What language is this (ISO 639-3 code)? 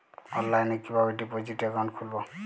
ben